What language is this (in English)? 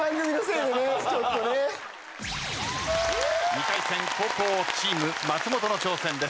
Japanese